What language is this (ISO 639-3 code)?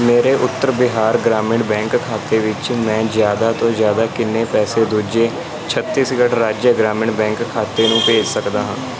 pan